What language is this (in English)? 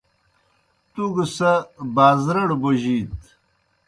Kohistani Shina